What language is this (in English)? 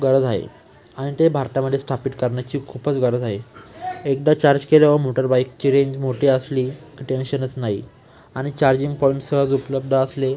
Marathi